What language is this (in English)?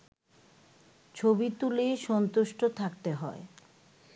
Bangla